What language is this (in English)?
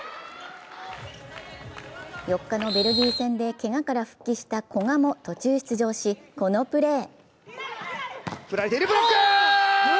Japanese